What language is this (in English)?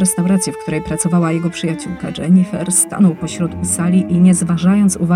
Polish